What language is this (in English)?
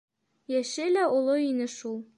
Bashkir